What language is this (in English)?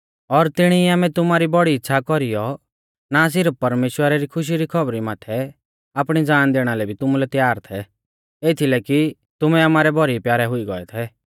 Mahasu Pahari